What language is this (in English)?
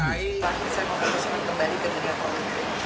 Indonesian